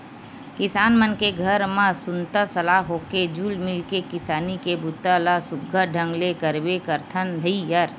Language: Chhattisgarhi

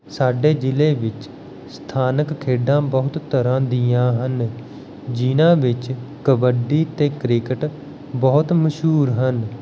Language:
Punjabi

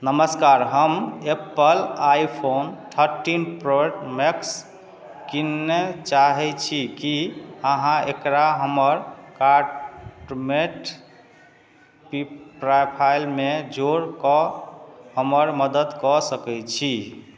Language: Maithili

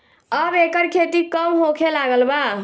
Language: Bhojpuri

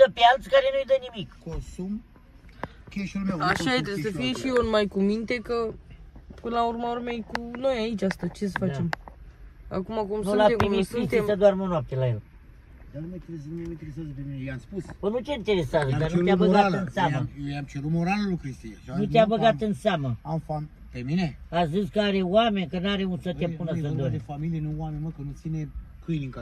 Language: Romanian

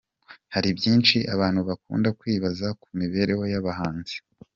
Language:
Kinyarwanda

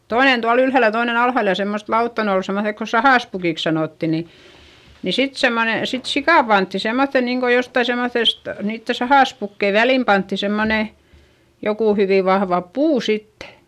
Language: Finnish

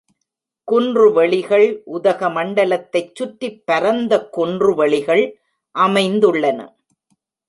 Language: Tamil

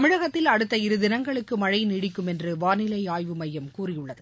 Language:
Tamil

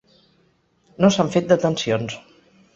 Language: Catalan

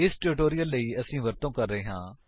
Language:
Punjabi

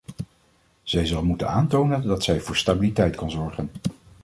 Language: Dutch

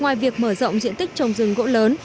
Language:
Vietnamese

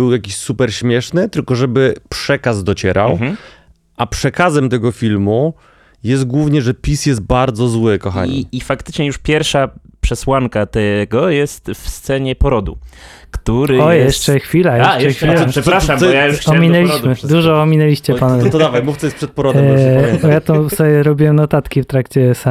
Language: Polish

